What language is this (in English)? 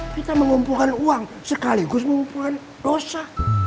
Indonesian